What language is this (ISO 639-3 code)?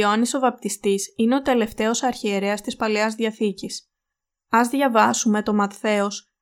ell